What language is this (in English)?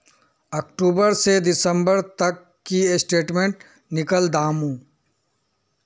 Magahi